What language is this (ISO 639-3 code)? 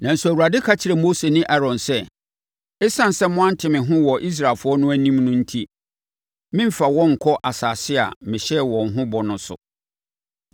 aka